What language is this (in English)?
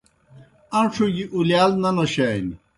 Kohistani Shina